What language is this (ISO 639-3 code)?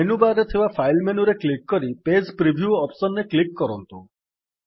ori